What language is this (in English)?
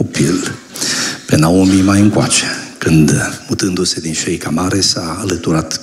Romanian